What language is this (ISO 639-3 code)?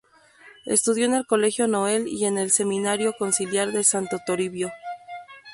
spa